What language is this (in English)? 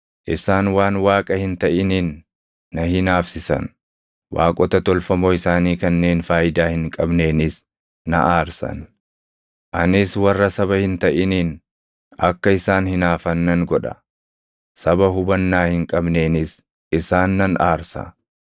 Oromo